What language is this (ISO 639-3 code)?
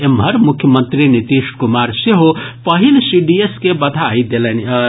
mai